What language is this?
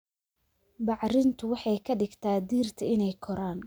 Somali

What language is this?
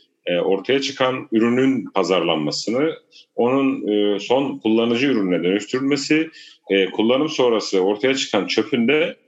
Turkish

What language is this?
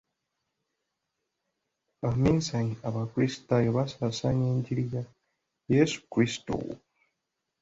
Ganda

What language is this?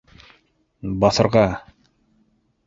Bashkir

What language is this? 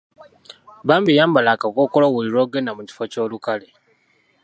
Ganda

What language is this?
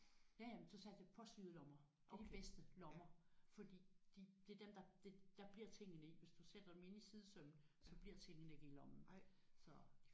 Danish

